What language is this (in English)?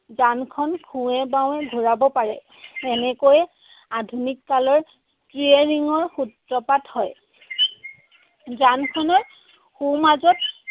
Assamese